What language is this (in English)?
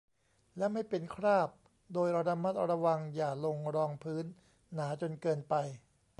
Thai